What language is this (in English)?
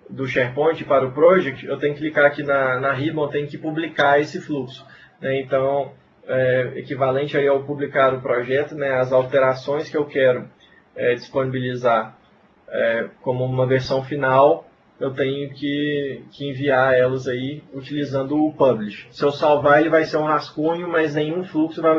Portuguese